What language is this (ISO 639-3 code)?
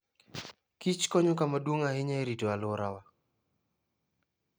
luo